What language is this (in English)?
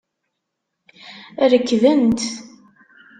Kabyle